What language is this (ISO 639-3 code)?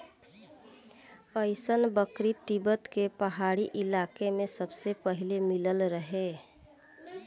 bho